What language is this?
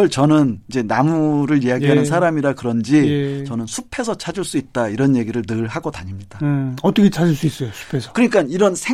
Korean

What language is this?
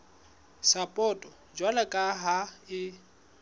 Southern Sotho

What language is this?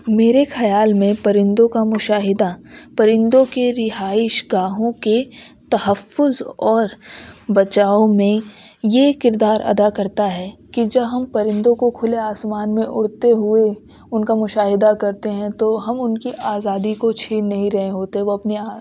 Urdu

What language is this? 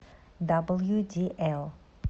Russian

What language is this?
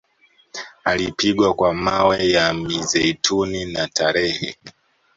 Swahili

